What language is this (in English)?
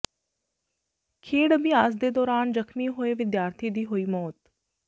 Punjabi